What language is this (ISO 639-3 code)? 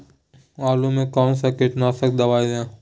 mag